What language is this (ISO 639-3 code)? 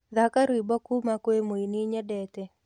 kik